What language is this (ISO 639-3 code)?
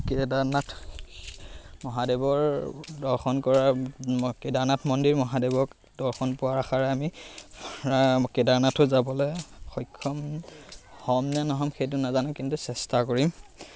asm